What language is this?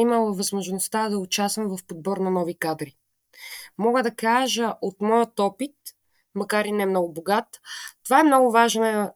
Bulgarian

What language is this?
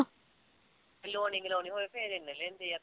Punjabi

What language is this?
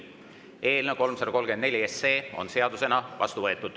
Estonian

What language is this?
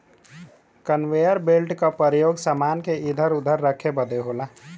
Bhojpuri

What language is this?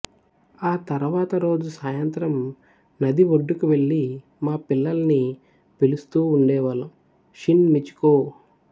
Telugu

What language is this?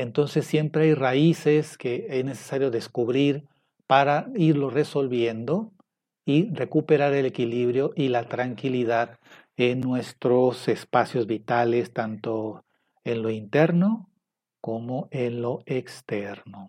Spanish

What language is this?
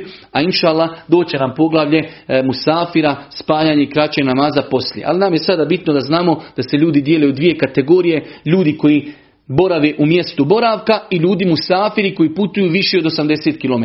Croatian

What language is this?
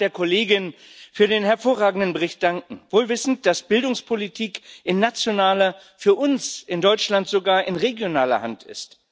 German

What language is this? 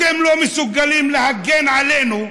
Hebrew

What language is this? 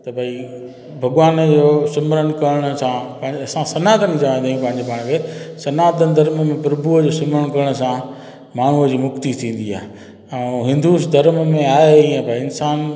Sindhi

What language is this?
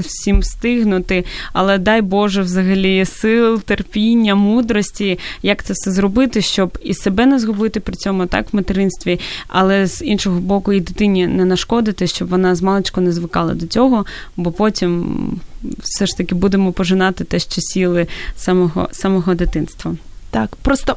Ukrainian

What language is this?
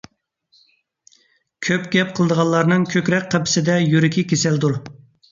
Uyghur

